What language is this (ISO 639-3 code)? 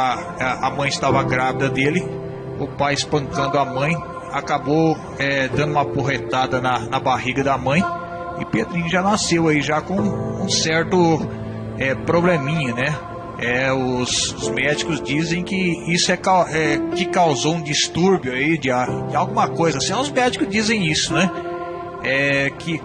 por